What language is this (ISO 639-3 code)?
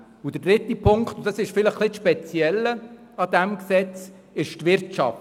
gsw